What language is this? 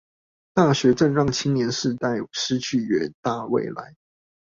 Chinese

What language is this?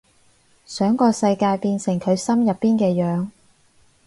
Cantonese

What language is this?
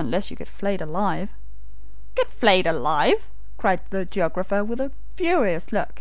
English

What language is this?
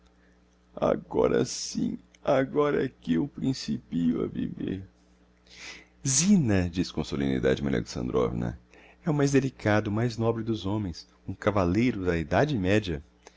Portuguese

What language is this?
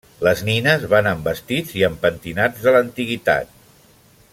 Catalan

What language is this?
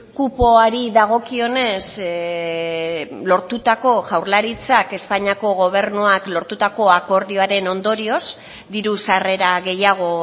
Basque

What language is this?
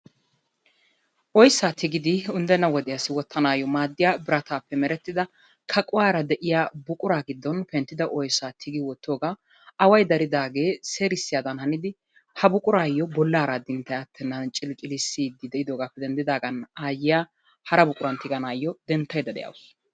Wolaytta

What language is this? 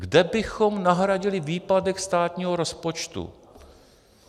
Czech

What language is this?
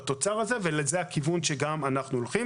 Hebrew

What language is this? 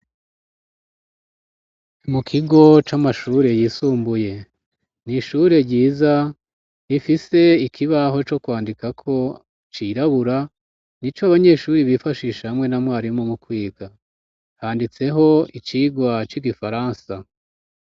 Rundi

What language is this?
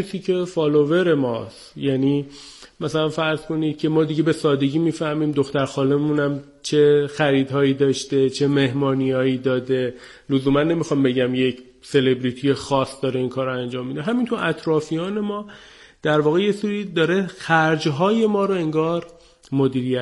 Persian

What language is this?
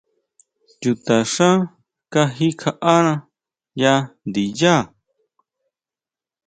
Huautla Mazatec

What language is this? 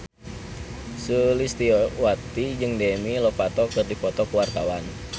Sundanese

